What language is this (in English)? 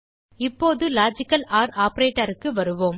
Tamil